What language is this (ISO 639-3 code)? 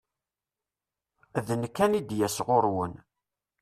kab